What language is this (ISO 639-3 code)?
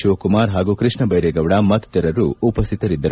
kan